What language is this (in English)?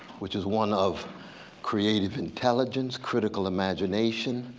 English